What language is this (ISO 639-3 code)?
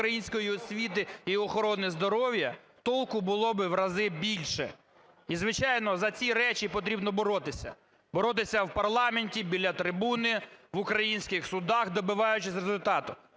ukr